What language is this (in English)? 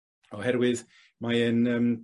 Welsh